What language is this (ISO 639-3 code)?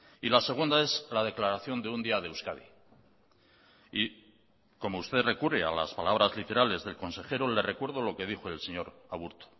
spa